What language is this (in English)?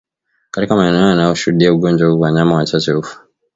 Swahili